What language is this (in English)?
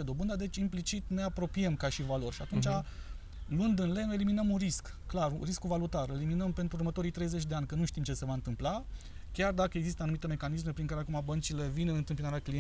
Romanian